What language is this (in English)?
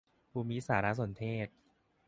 Thai